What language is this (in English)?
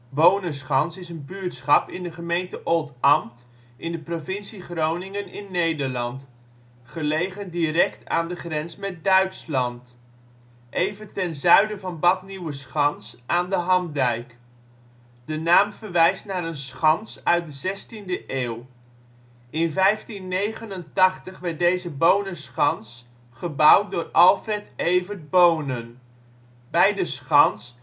Dutch